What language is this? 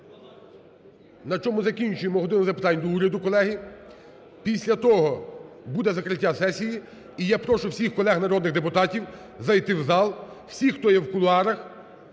Ukrainian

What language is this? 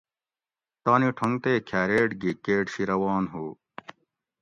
Gawri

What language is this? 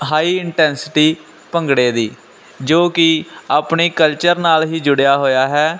Punjabi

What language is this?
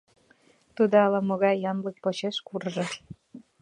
Mari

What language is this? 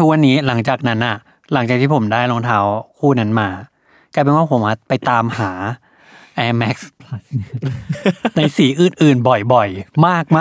Thai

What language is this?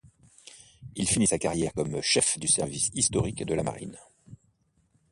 French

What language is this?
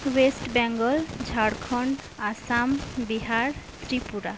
Santali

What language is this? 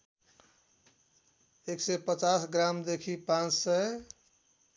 Nepali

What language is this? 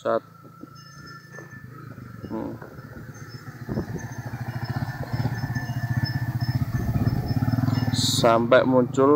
Indonesian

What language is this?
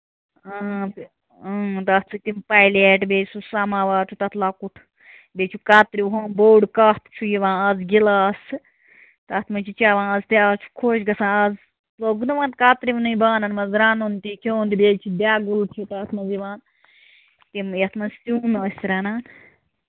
Kashmiri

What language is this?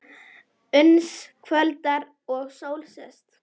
Icelandic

